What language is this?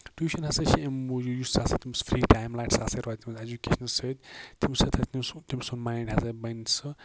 Kashmiri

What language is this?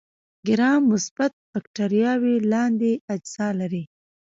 Pashto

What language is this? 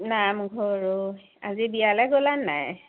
Assamese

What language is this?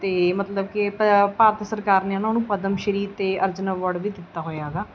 Punjabi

